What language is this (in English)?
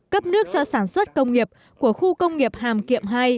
Vietnamese